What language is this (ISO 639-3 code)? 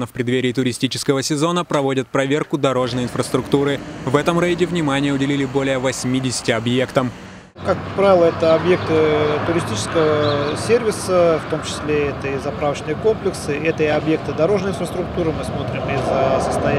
rus